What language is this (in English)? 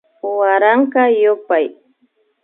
Imbabura Highland Quichua